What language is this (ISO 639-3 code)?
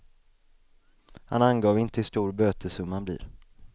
swe